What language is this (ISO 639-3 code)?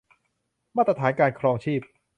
tha